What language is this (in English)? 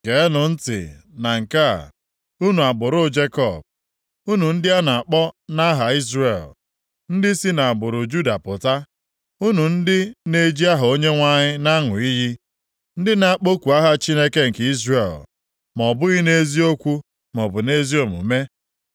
Igbo